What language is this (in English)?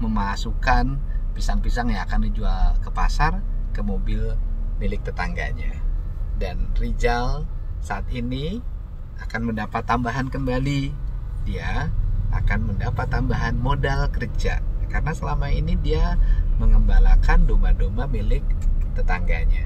Indonesian